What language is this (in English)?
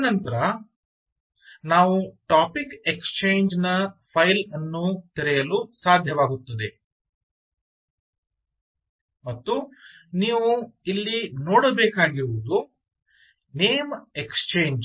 Kannada